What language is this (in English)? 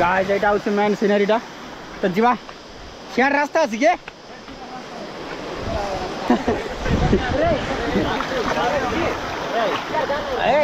Indonesian